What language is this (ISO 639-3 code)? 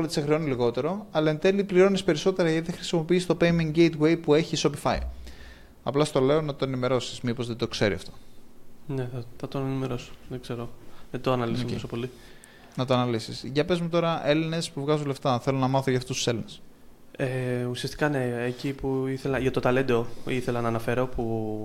ell